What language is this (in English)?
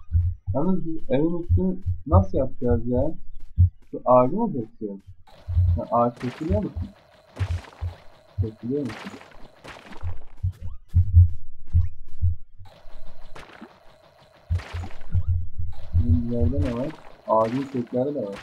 Turkish